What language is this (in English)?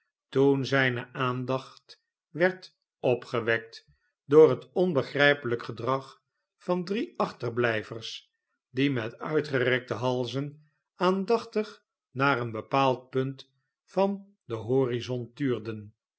Dutch